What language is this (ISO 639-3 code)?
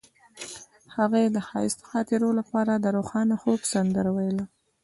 pus